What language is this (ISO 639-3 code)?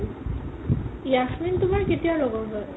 asm